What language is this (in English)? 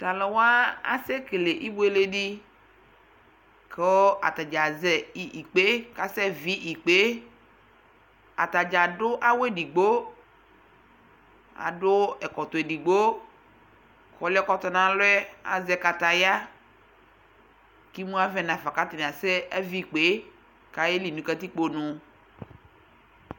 Ikposo